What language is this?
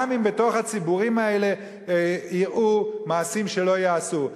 Hebrew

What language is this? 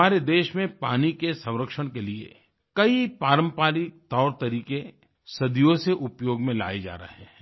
Hindi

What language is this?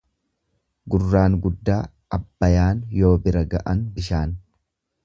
Oromo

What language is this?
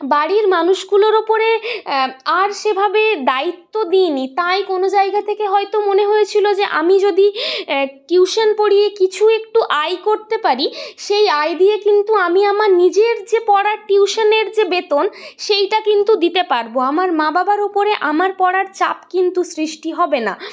Bangla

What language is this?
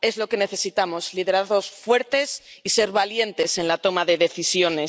Spanish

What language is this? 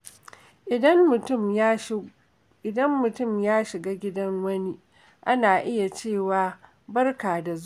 Hausa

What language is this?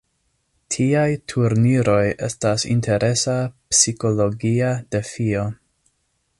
Esperanto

